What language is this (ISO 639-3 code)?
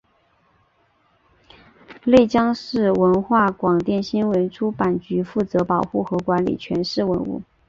zho